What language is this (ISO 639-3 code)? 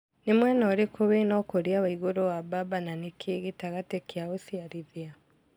kik